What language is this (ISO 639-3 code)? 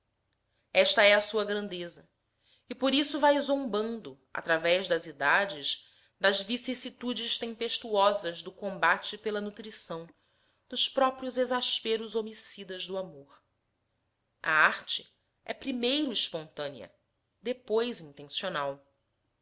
por